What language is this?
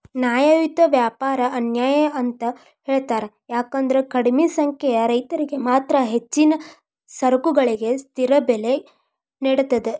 Kannada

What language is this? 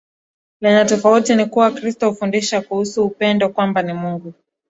Swahili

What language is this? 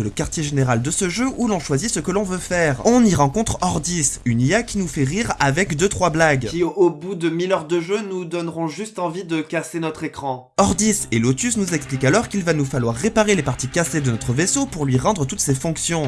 French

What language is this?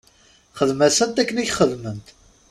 Kabyle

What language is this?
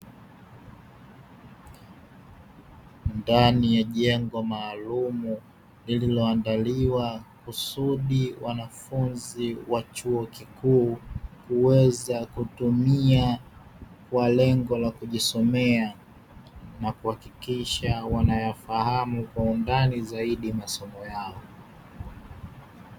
Swahili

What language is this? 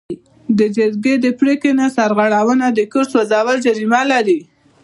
Pashto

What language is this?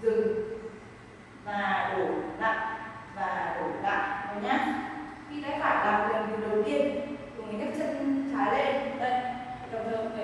Vietnamese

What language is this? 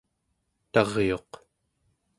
Central Yupik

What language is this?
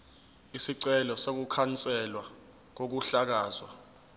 Zulu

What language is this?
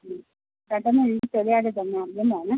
Malayalam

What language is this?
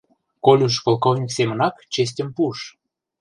Mari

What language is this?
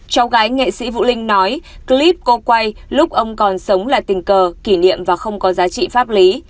Vietnamese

